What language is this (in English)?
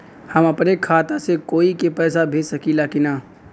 Bhojpuri